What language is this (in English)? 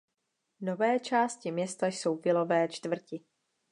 Czech